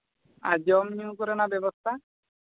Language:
Santali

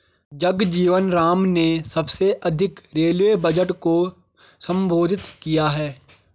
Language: Hindi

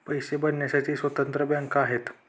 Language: Marathi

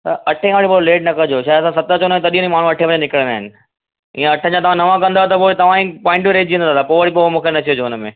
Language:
Sindhi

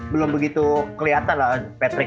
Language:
Indonesian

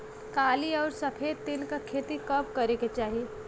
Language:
Bhojpuri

